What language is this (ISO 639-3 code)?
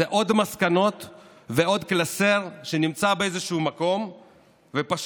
heb